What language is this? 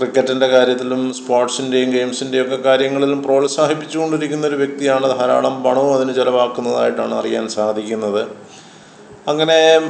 Malayalam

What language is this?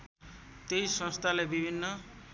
Nepali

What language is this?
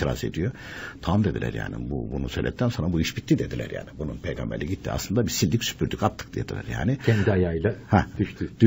Turkish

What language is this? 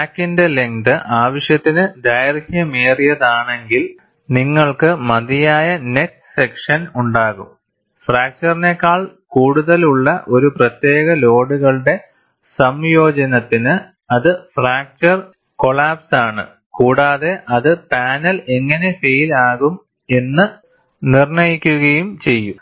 Malayalam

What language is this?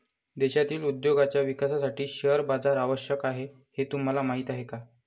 Marathi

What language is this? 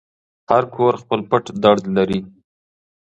Pashto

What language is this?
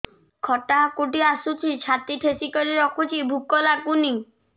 Odia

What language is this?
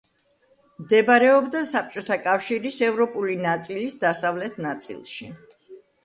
Georgian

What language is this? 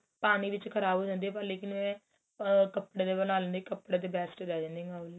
Punjabi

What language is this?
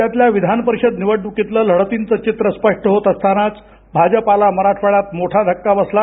Marathi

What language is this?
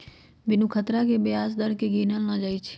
Magahi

